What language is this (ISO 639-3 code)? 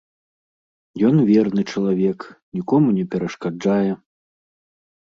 bel